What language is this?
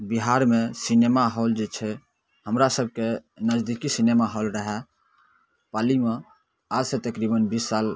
Maithili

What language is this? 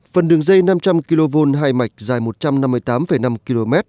Vietnamese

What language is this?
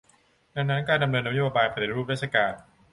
Thai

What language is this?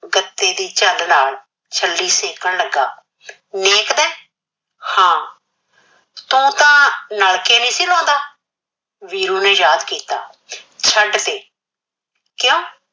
Punjabi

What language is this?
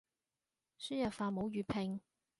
Cantonese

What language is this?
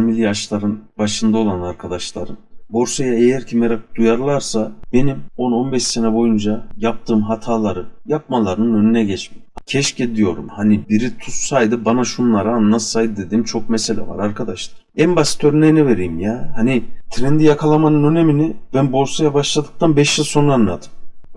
Turkish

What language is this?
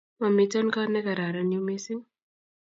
Kalenjin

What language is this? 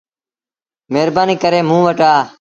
Sindhi Bhil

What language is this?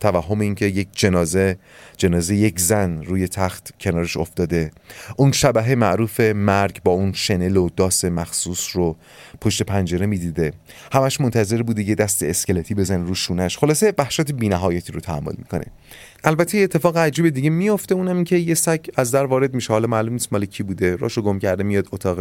Persian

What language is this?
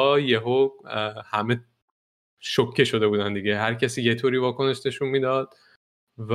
Persian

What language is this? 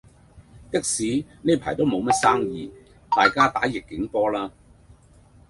Cantonese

